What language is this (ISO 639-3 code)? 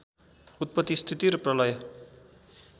nep